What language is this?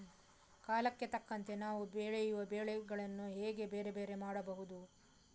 Kannada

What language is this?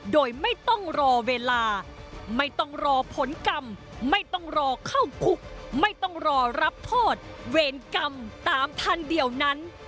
Thai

